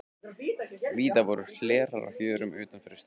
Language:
Icelandic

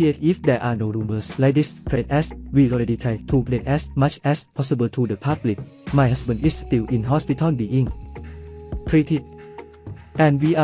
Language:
Thai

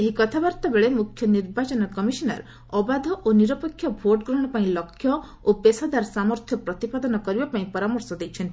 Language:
Odia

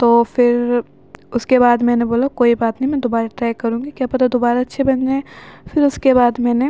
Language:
Urdu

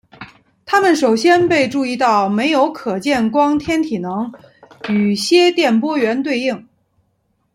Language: Chinese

